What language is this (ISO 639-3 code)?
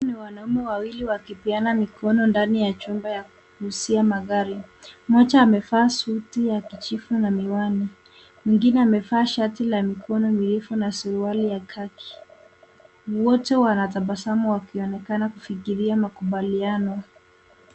swa